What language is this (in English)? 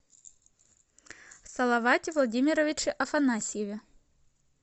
Russian